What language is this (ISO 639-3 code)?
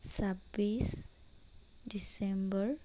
asm